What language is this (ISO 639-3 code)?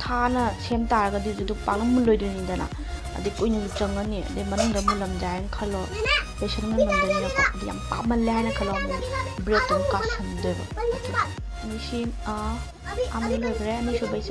tha